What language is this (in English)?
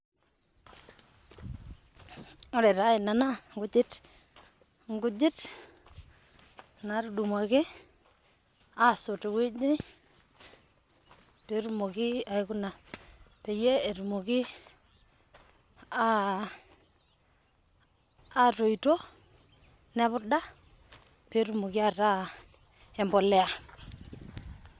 Masai